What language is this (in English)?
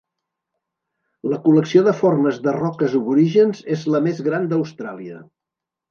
Catalan